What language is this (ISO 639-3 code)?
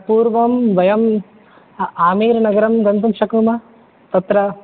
san